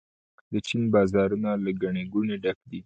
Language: Pashto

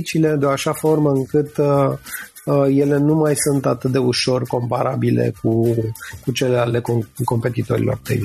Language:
Romanian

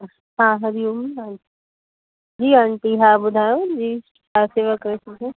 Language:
Sindhi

